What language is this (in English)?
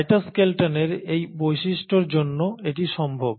Bangla